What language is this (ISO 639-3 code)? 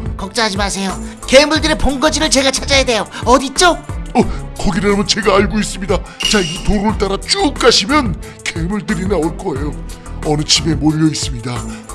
kor